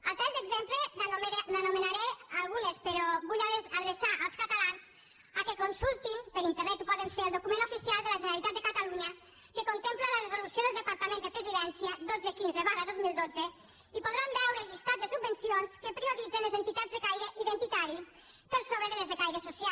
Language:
Catalan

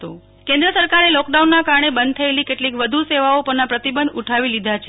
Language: Gujarati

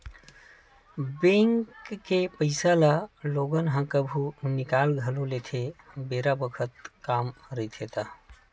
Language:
Chhattisgarhi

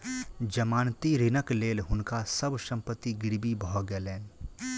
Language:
Maithili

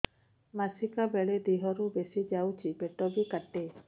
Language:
Odia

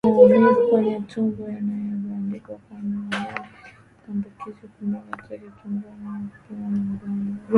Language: Swahili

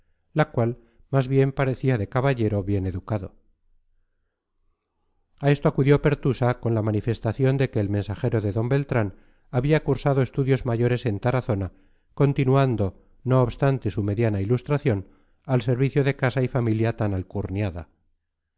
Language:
Spanish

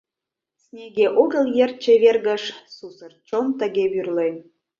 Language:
Mari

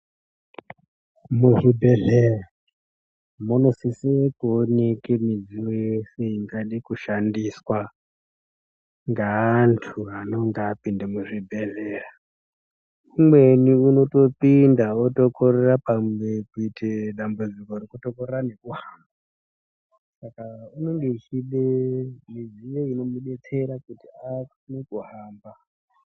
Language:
Ndau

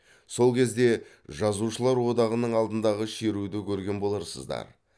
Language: Kazakh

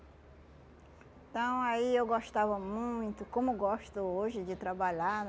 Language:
Portuguese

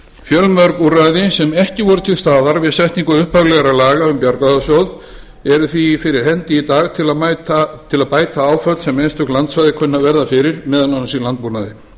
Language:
Icelandic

